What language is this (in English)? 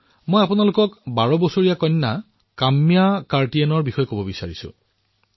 Assamese